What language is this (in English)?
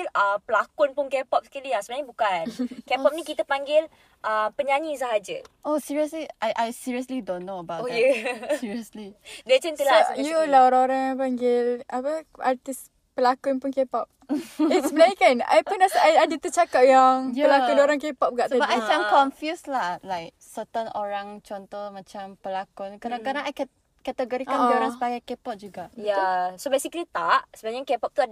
Malay